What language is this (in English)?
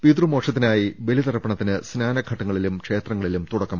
Malayalam